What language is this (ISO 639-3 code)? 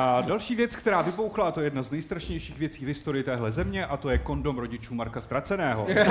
ces